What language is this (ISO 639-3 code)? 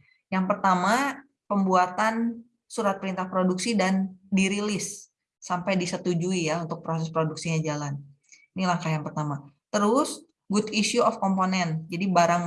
ind